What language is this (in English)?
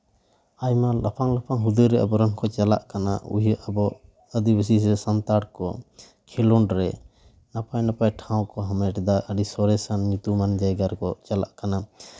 Santali